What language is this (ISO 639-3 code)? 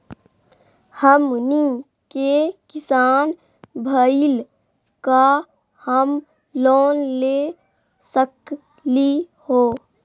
mag